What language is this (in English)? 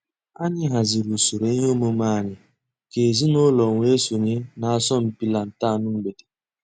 Igbo